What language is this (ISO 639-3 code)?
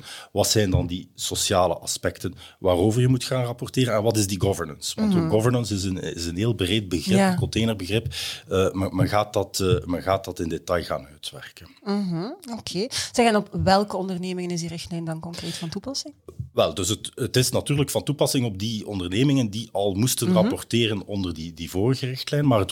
nld